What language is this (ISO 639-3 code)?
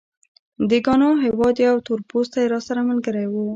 pus